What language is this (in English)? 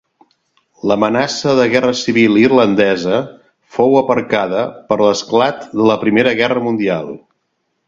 Catalan